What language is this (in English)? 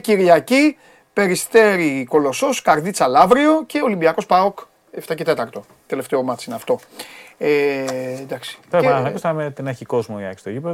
Greek